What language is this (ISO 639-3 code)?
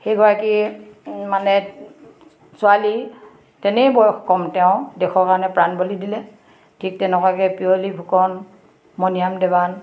asm